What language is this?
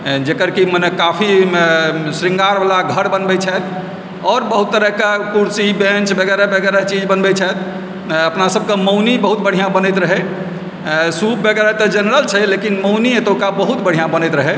Maithili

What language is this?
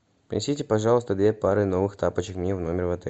Russian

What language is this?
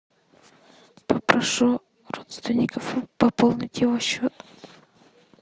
Russian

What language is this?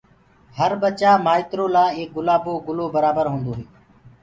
Gurgula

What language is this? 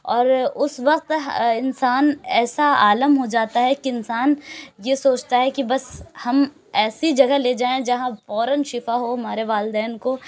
Urdu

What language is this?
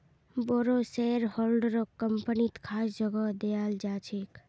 Magahi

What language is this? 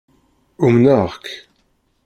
Kabyle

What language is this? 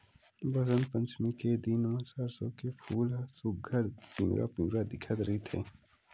Chhattisgarhi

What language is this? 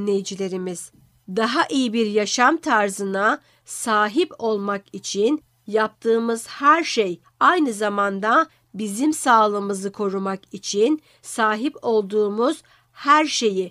Turkish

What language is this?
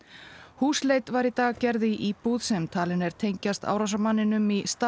Icelandic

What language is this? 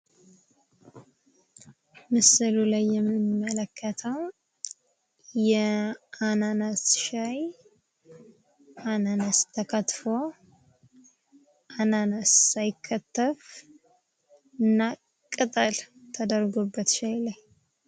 Amharic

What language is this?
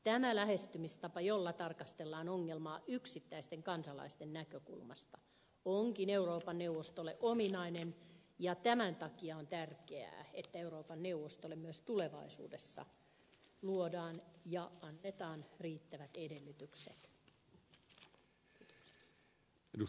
Finnish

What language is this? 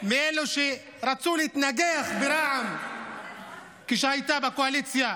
Hebrew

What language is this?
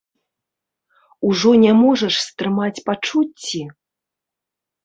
Belarusian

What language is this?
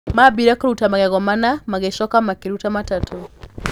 Kikuyu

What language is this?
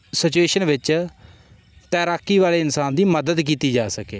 Punjabi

